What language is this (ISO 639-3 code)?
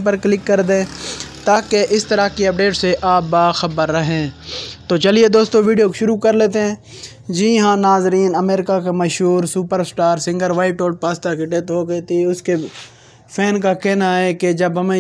hin